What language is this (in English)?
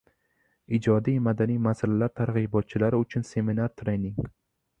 Uzbek